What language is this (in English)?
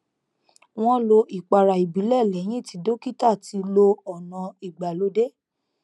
Yoruba